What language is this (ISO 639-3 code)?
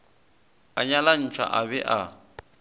nso